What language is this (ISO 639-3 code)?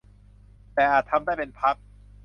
tha